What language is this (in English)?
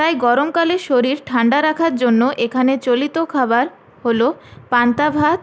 Bangla